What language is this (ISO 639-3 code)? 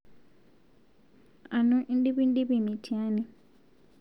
mas